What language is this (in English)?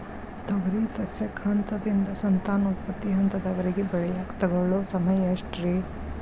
Kannada